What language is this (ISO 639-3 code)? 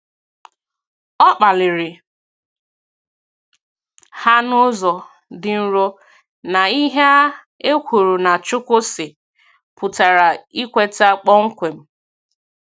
ibo